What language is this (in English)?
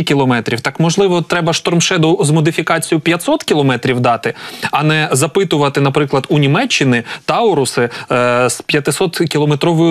Ukrainian